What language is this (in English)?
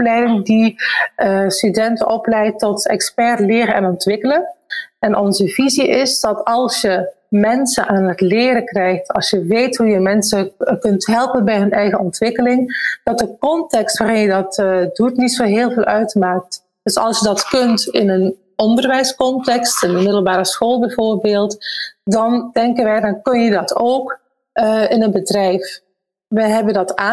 Dutch